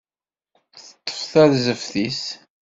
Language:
Kabyle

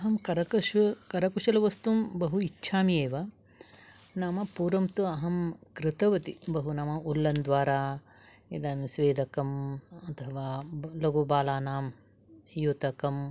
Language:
Sanskrit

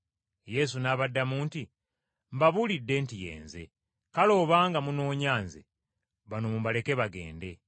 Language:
Ganda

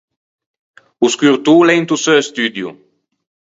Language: Ligurian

